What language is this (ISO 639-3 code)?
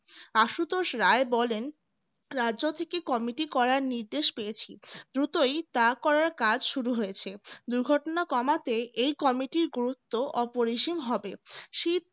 ben